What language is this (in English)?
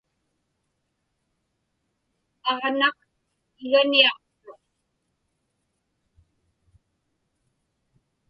Inupiaq